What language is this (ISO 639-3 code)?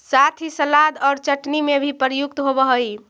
mag